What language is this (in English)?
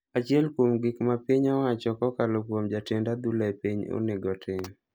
Luo (Kenya and Tanzania)